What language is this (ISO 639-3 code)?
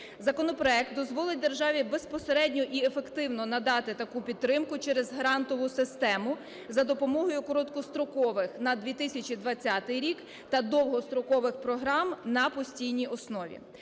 ukr